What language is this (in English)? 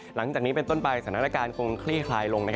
Thai